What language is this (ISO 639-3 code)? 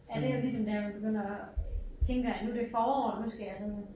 dan